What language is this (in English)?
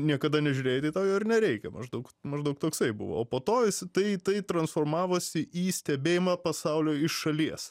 Lithuanian